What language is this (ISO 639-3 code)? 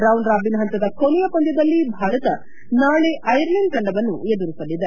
kan